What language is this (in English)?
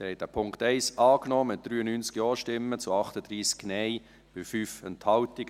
Swiss German